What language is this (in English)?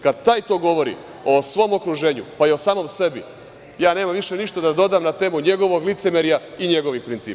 Serbian